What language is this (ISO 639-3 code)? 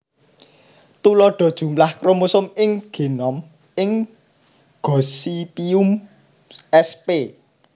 jav